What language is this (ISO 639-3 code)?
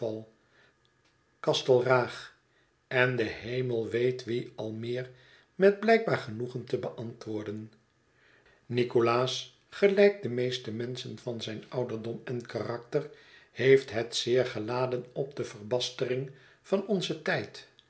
nld